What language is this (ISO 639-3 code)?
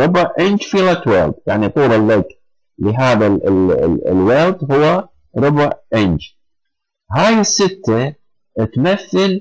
ara